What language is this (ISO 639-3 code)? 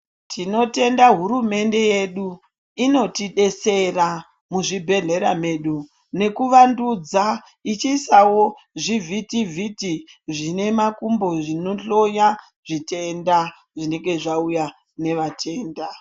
ndc